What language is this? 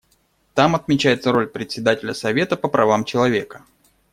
Russian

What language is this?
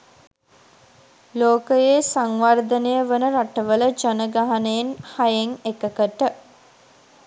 Sinhala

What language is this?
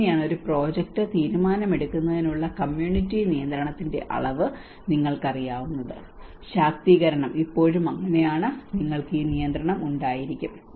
Malayalam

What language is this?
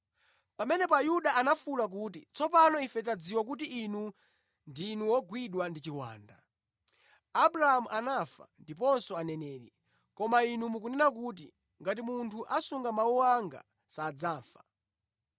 Nyanja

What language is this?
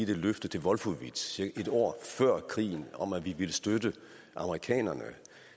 Danish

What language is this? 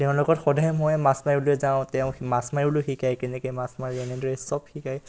Assamese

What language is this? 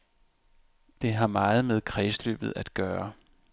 Danish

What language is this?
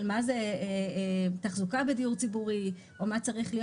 Hebrew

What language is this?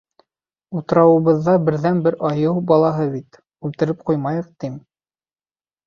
Bashkir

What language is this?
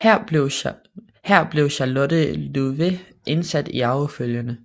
Danish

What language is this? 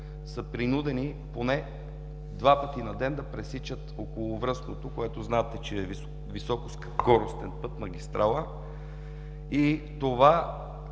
Bulgarian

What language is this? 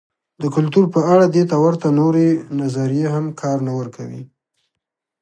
Pashto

